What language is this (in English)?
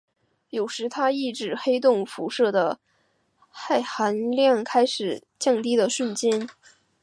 Chinese